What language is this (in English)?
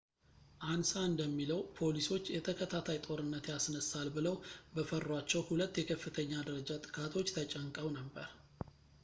Amharic